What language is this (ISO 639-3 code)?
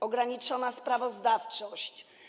pol